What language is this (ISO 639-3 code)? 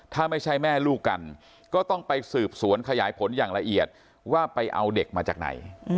tha